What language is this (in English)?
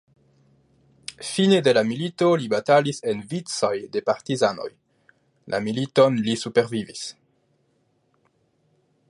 Esperanto